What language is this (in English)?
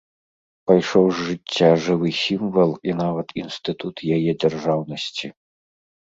Belarusian